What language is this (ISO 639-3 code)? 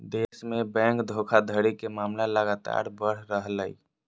mag